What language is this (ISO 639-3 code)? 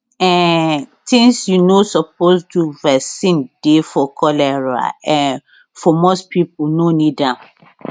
pcm